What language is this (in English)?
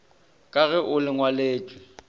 Northern Sotho